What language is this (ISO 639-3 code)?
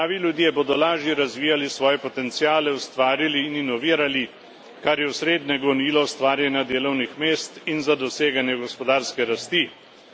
slv